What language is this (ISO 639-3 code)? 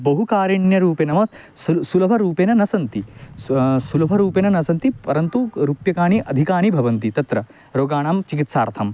san